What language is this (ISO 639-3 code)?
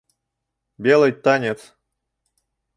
bak